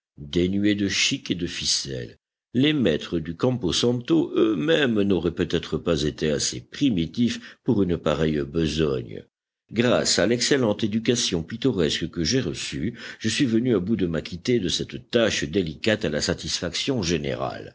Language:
French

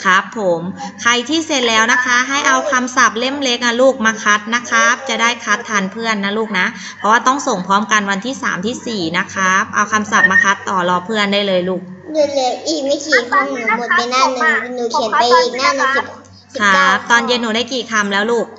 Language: Thai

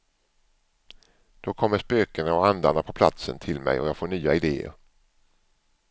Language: Swedish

